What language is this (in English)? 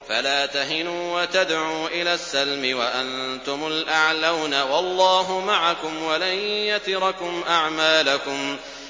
Arabic